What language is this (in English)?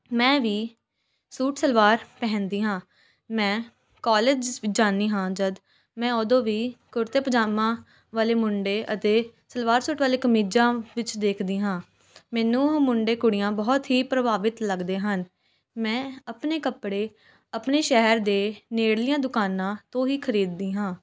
Punjabi